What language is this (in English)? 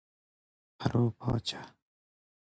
Persian